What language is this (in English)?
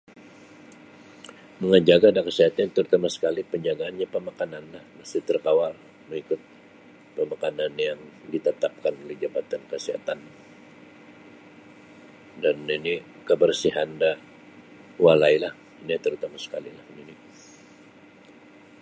Sabah Bisaya